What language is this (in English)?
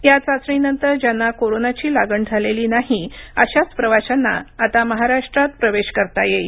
Marathi